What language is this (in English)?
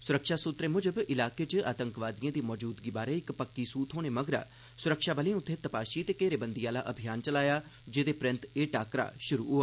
Dogri